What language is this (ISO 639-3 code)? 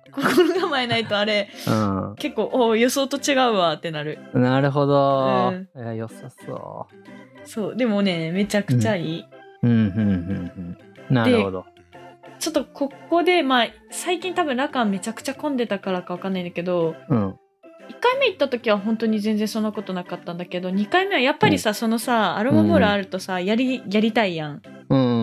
jpn